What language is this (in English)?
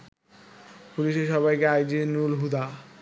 Bangla